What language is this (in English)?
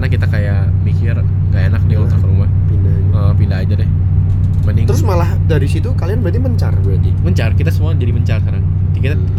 Indonesian